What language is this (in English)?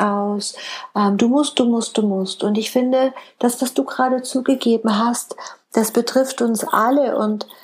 German